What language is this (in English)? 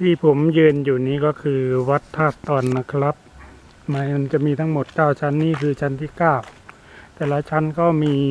Thai